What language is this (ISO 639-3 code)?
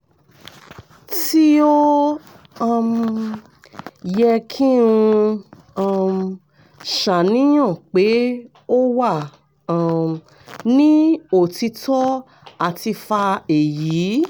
yor